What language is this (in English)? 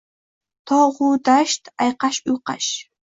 Uzbek